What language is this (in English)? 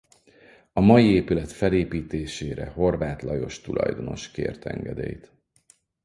Hungarian